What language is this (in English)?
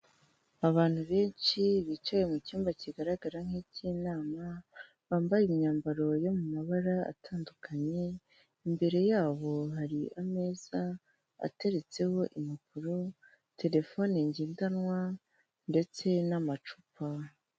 Kinyarwanda